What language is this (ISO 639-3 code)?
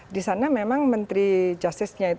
ind